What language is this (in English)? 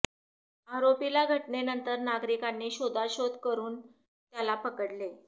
Marathi